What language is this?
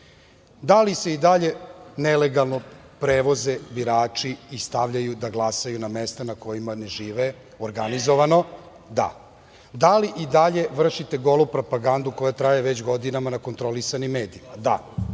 Serbian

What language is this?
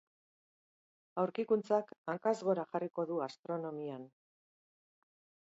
Basque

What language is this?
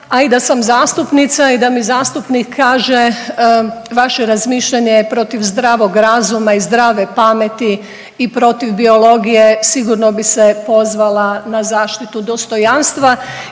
Croatian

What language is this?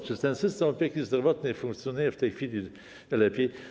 Polish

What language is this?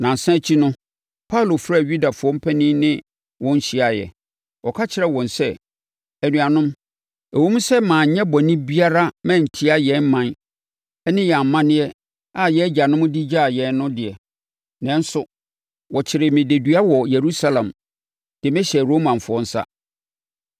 Akan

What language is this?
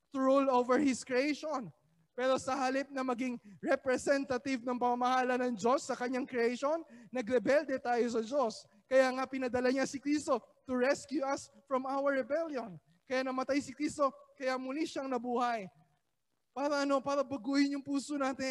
Filipino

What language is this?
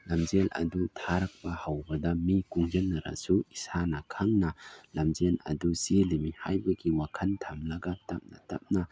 Manipuri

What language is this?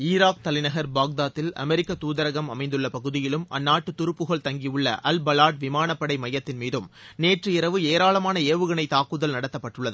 Tamil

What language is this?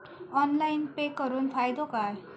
Marathi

